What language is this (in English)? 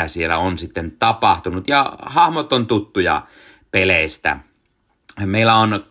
Finnish